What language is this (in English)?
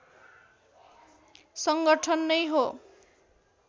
Nepali